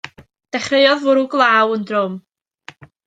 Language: Welsh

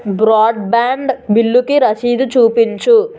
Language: Telugu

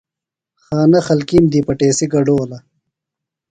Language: Phalura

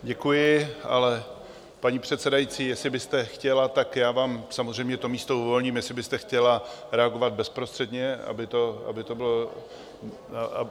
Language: Czech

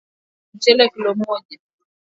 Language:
Swahili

